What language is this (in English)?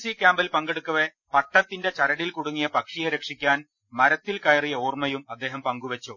Malayalam